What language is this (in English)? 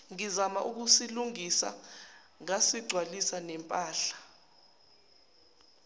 Zulu